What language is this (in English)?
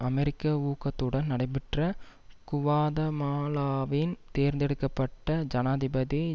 Tamil